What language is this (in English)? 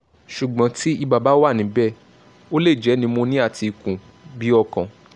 Yoruba